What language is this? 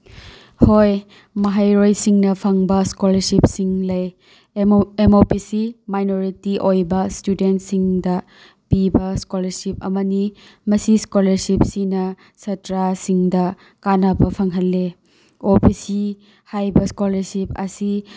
Manipuri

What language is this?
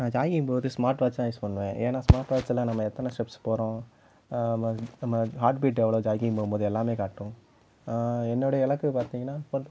Tamil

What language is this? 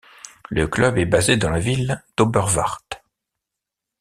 French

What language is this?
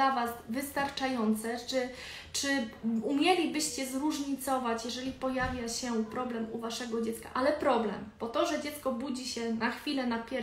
Polish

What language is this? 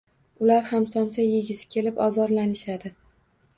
Uzbek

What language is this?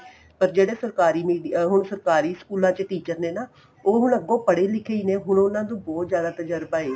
Punjabi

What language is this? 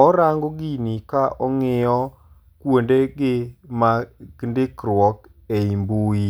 Luo (Kenya and Tanzania)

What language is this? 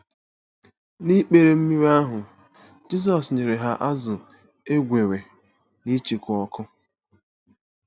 Igbo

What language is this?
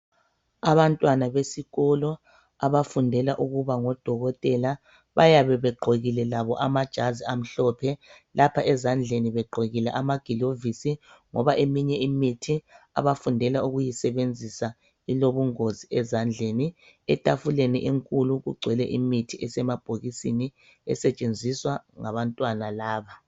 North Ndebele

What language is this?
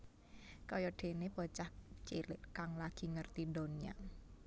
Javanese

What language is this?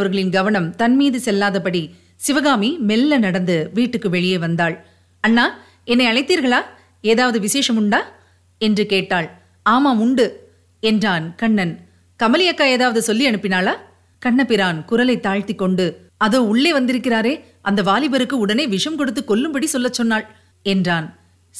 Tamil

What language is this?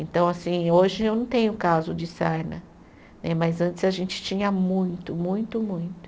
Portuguese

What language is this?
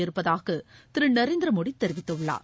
Tamil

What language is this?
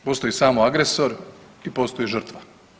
Croatian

